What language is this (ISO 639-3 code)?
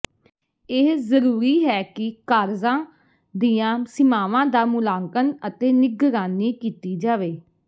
pan